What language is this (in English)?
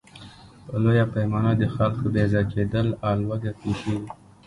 Pashto